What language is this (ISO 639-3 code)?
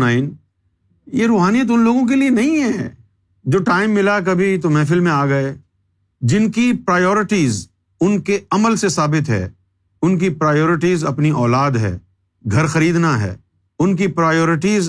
urd